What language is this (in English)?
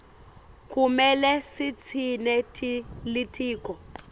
Swati